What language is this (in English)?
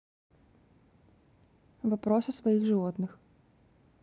Russian